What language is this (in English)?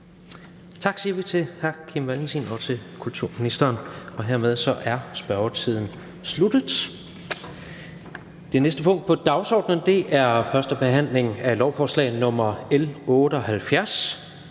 Danish